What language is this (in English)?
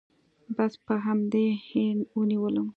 Pashto